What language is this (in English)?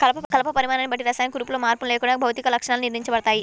Telugu